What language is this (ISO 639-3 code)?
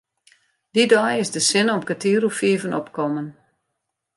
fry